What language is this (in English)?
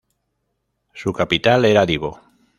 Spanish